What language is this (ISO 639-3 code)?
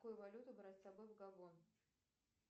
rus